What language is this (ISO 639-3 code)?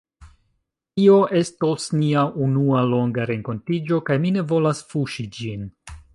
epo